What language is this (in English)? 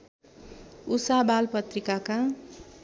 Nepali